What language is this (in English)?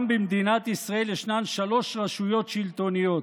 Hebrew